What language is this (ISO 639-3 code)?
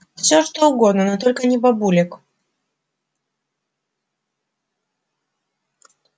rus